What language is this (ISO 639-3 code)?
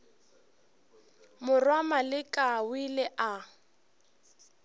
nso